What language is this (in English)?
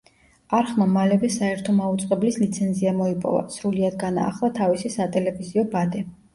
Georgian